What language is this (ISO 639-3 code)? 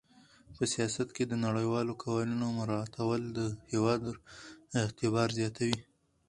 pus